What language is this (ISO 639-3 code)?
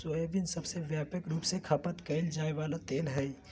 mag